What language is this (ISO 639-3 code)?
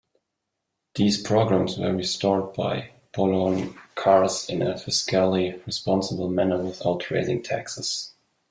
eng